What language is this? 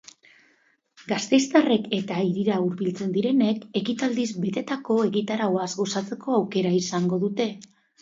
Basque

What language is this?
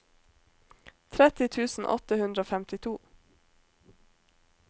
Norwegian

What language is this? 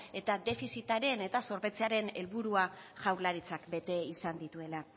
Basque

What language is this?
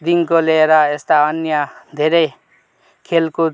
Nepali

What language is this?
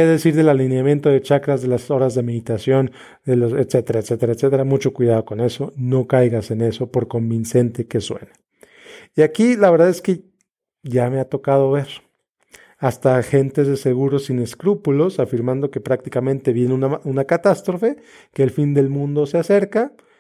Spanish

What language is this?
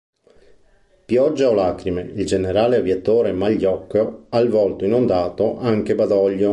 Italian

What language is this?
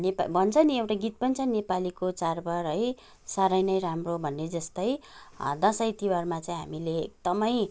Nepali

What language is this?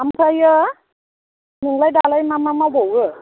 Bodo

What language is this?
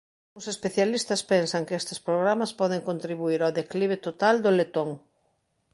Galician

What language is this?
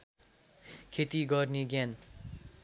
Nepali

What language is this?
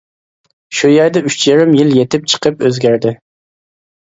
Uyghur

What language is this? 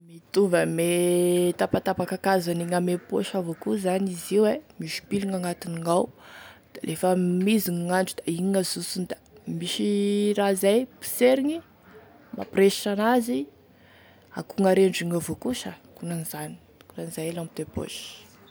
Tesaka Malagasy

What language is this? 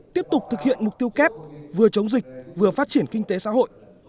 Vietnamese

